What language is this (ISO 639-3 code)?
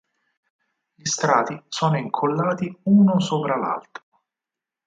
ita